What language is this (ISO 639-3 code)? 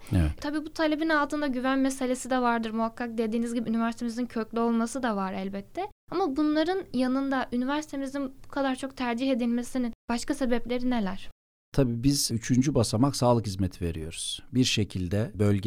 tur